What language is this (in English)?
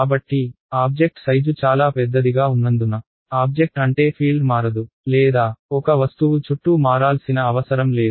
Telugu